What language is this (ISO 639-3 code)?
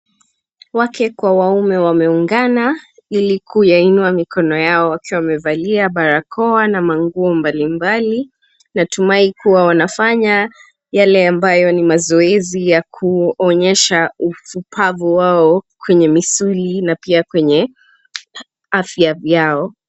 swa